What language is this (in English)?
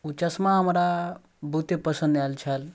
Maithili